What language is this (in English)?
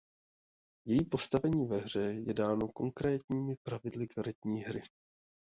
Czech